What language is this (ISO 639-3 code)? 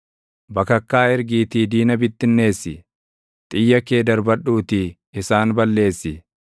orm